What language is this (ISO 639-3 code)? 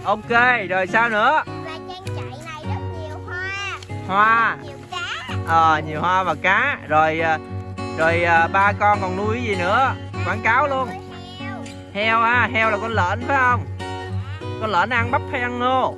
vie